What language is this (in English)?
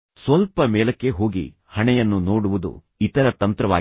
Kannada